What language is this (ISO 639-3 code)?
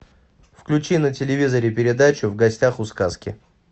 rus